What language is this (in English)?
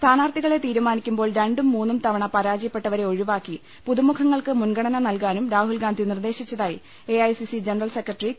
Malayalam